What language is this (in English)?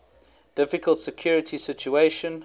English